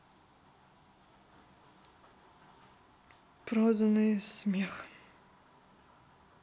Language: Russian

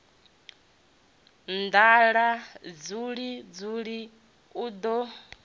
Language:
Venda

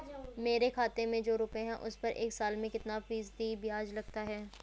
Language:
Hindi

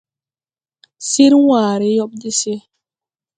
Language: Tupuri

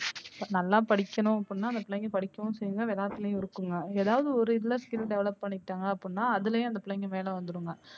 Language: Tamil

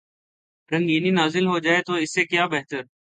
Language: Urdu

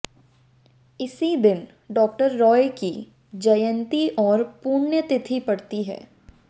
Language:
Hindi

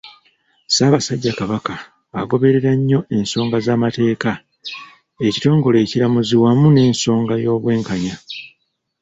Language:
Ganda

